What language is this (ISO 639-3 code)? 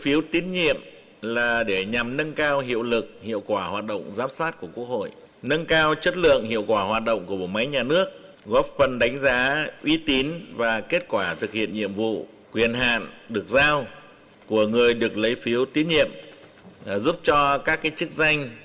vie